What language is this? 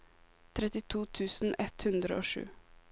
Norwegian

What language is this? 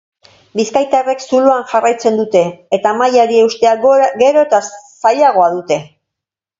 Basque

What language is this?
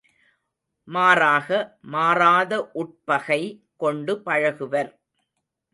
Tamil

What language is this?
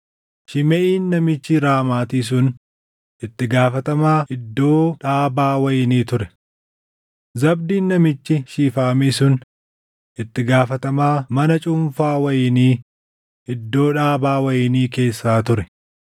Oromo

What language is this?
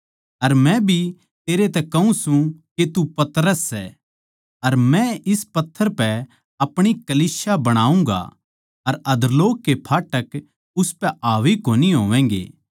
Haryanvi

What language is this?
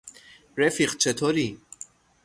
Persian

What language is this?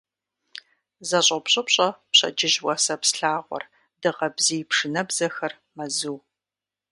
Kabardian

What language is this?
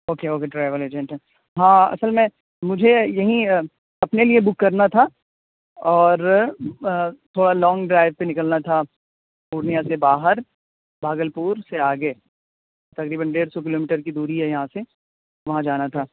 Urdu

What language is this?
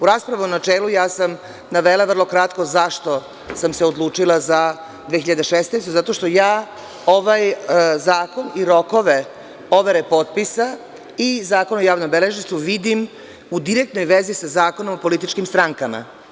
Serbian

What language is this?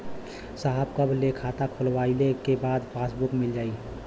Bhojpuri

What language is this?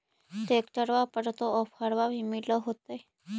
Magahi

